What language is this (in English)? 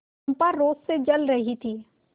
Hindi